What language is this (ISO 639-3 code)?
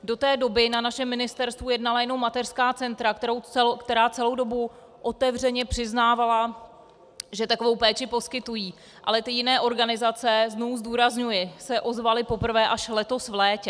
ces